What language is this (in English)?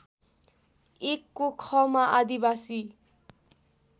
Nepali